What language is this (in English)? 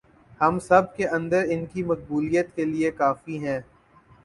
Urdu